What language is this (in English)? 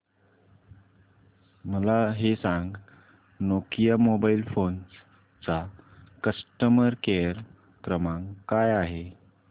Marathi